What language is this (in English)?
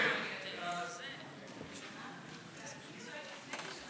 Hebrew